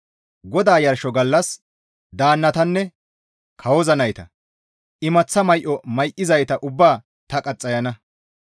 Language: Gamo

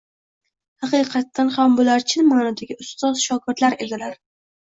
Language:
Uzbek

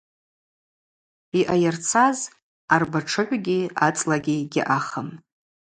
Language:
Abaza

